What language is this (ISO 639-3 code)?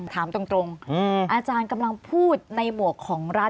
tha